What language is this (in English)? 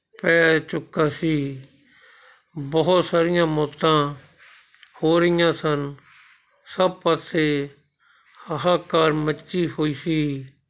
Punjabi